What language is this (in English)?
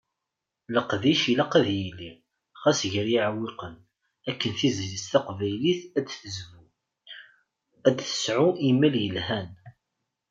Kabyle